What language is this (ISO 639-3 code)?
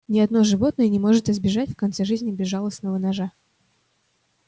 rus